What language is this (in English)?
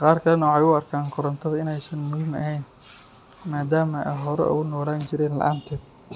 Somali